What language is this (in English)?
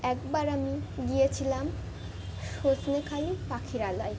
Bangla